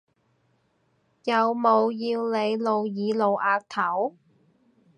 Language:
Cantonese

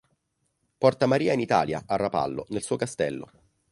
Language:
Italian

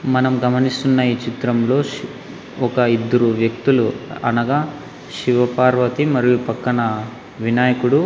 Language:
Telugu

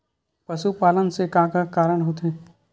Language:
Chhattisgarhi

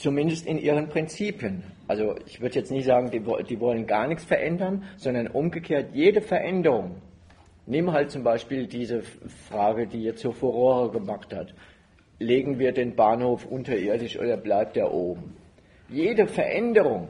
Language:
German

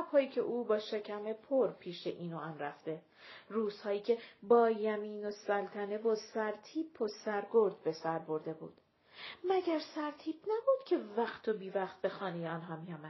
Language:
Persian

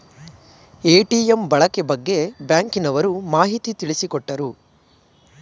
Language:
Kannada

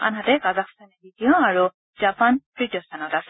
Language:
Assamese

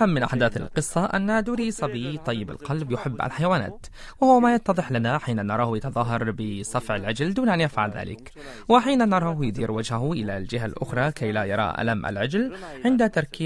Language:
Arabic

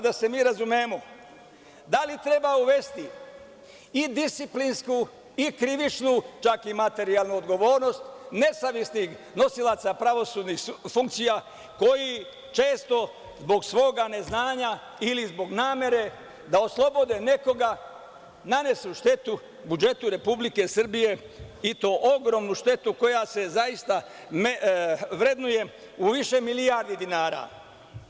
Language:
Serbian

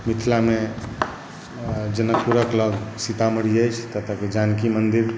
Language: Maithili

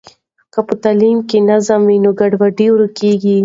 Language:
Pashto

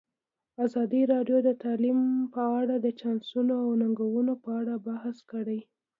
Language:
Pashto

